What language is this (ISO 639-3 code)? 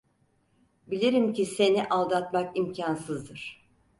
tur